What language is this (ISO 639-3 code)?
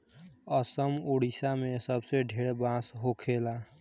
bho